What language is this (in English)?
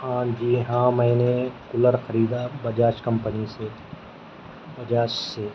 Urdu